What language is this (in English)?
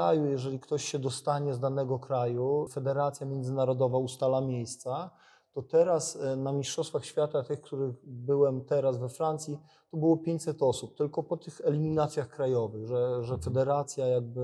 Polish